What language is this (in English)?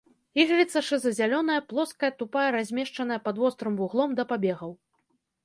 Belarusian